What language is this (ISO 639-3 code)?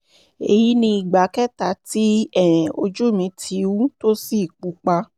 yor